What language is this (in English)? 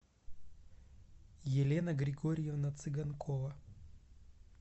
Russian